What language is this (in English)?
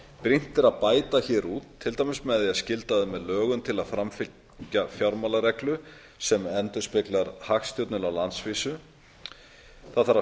Icelandic